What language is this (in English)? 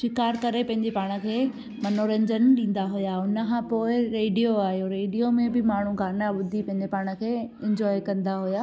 Sindhi